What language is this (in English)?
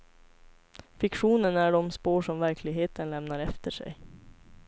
Swedish